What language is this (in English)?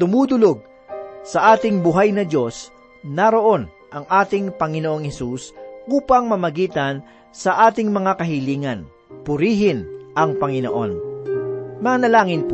Filipino